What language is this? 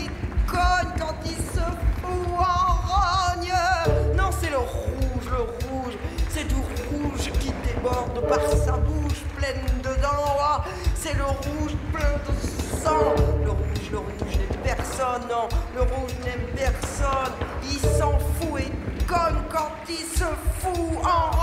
French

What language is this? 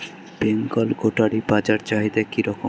Bangla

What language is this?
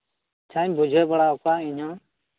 Santali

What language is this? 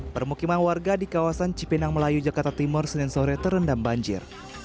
Indonesian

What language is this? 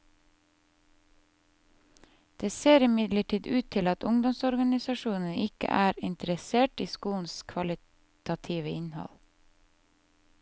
Norwegian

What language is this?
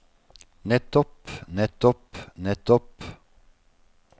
Norwegian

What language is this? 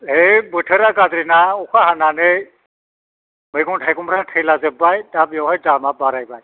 Bodo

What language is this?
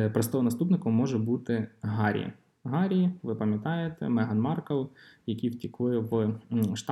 Ukrainian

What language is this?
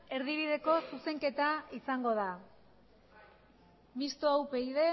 Basque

